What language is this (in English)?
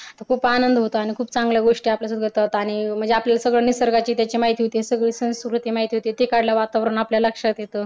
Marathi